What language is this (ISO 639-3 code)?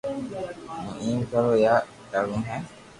lrk